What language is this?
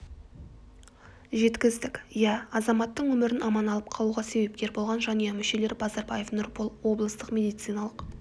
Kazakh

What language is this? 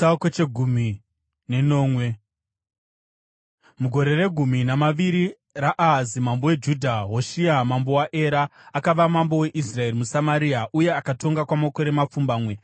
Shona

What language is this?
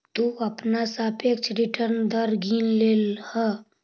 Magahi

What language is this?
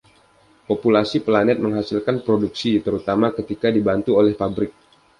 Indonesian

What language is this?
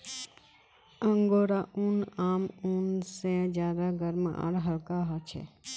Magahi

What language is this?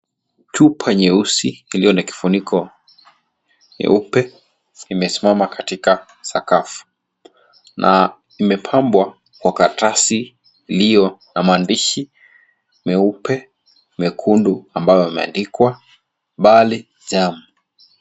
Swahili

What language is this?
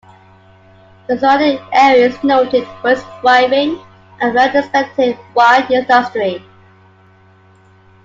English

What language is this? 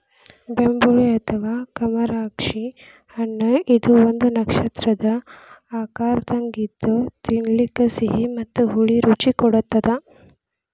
Kannada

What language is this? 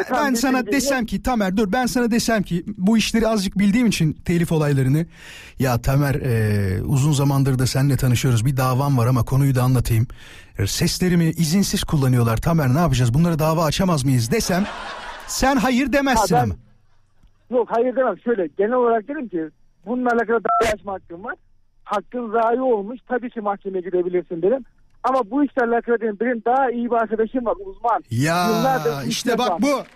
Turkish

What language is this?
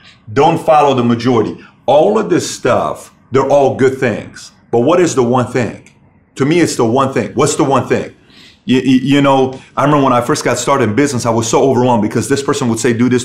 English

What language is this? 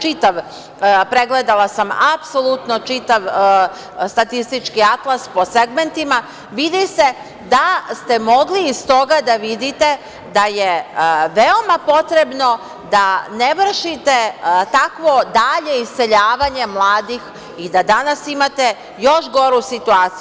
Serbian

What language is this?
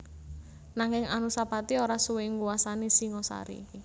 Javanese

